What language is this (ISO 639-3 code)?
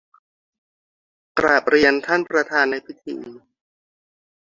tha